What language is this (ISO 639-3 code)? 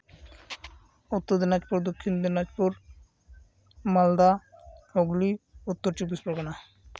sat